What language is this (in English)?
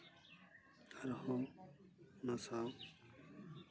Santali